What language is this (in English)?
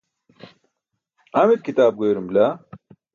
Burushaski